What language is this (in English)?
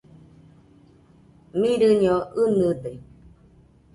Nüpode Huitoto